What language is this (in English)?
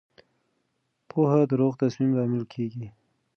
Pashto